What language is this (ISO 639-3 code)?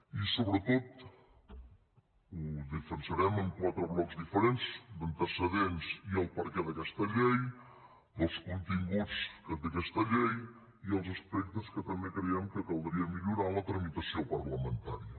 cat